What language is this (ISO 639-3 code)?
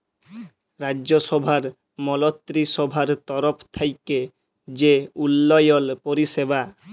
ben